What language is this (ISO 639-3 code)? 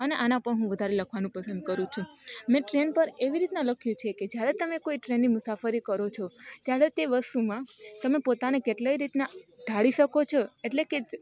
guj